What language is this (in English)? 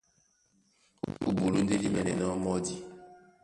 Duala